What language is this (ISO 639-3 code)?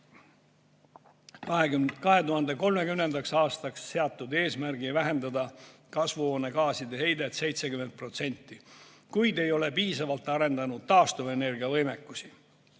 est